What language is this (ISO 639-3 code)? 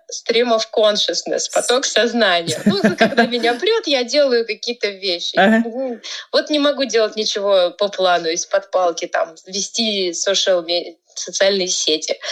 rus